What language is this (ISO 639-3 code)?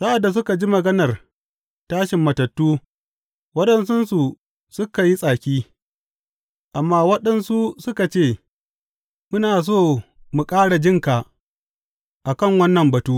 hau